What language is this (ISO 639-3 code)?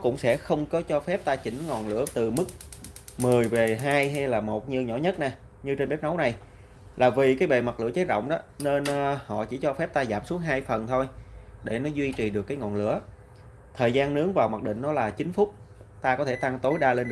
vie